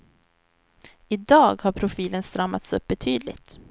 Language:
Swedish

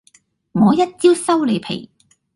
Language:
Cantonese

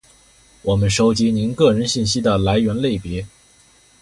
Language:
Chinese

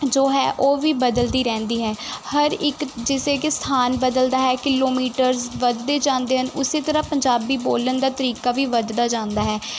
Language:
Punjabi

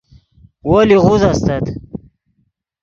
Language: Yidgha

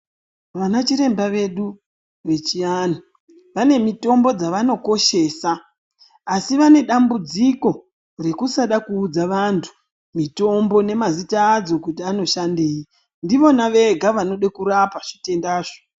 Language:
Ndau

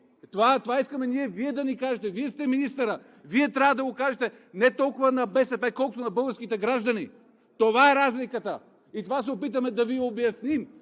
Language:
Bulgarian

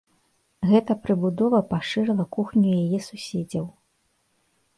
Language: Belarusian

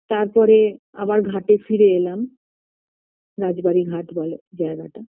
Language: Bangla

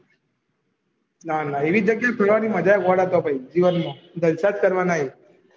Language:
Gujarati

